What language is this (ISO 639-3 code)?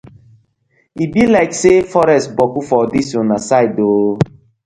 pcm